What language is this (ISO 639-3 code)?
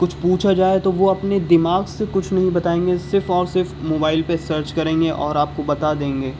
urd